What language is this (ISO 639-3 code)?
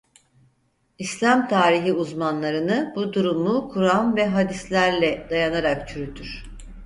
tur